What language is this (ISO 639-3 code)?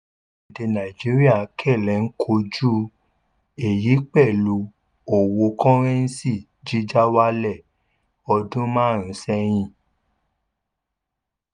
yor